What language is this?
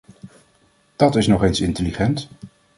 Dutch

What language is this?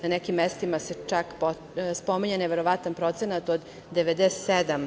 Serbian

